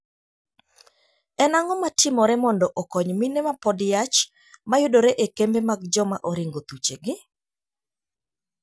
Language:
Luo (Kenya and Tanzania)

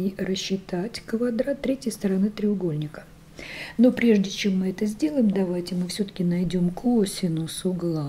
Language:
Russian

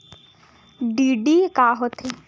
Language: Chhattisgarhi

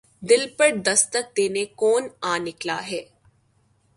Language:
Urdu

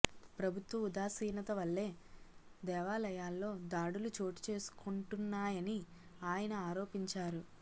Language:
Telugu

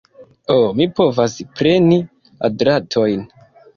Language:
Esperanto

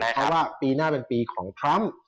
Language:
Thai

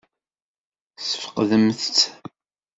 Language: Kabyle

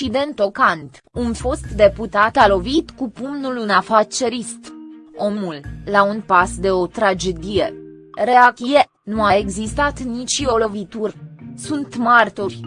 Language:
Romanian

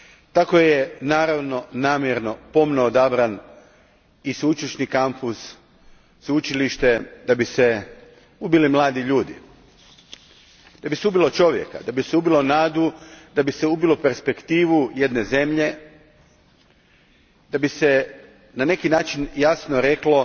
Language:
Croatian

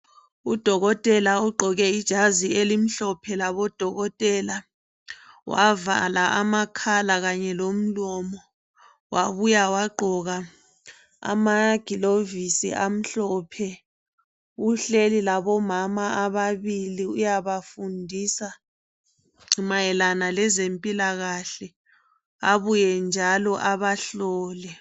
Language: North Ndebele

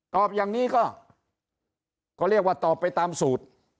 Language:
Thai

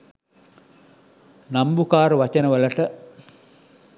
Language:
Sinhala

